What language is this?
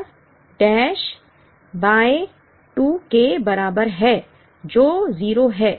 Hindi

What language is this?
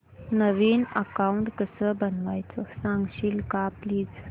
Marathi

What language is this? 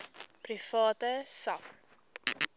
Afrikaans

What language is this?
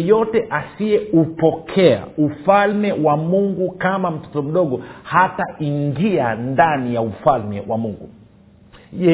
Swahili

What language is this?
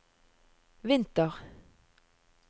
Norwegian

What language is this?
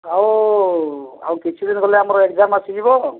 Odia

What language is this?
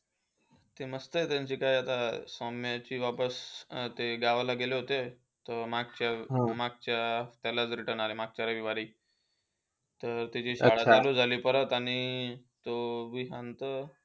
Marathi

